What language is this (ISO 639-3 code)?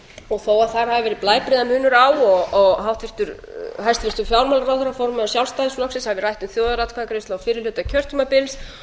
isl